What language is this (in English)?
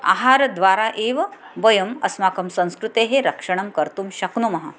Sanskrit